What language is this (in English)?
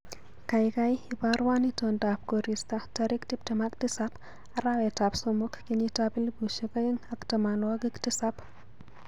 Kalenjin